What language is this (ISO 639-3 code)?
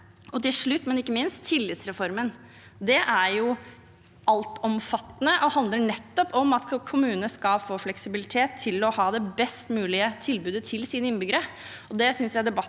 nor